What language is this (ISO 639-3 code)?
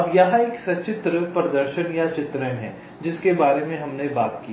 hin